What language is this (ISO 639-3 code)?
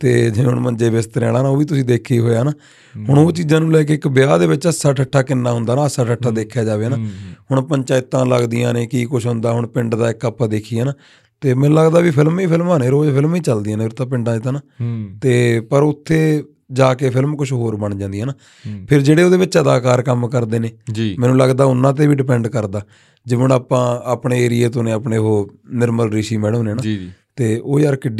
pan